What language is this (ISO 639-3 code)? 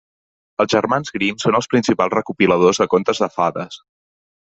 cat